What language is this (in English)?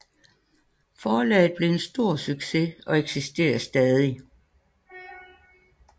Danish